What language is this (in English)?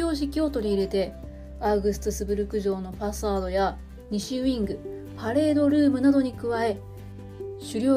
Japanese